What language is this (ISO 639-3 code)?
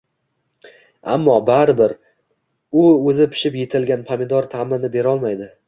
uzb